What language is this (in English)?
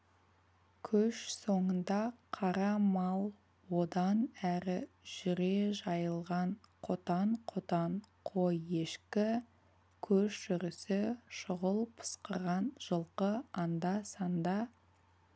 Kazakh